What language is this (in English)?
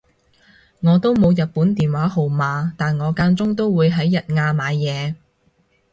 Cantonese